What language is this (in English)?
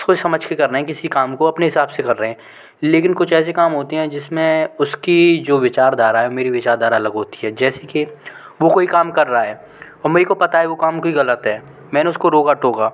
Hindi